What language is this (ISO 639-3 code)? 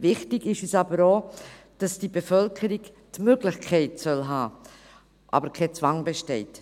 gsw